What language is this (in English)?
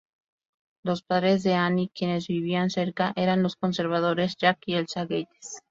Spanish